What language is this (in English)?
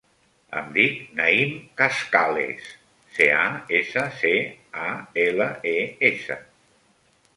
Catalan